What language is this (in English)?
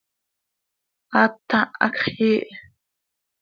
Seri